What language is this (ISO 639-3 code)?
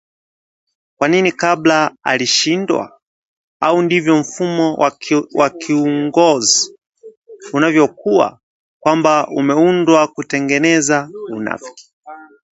swa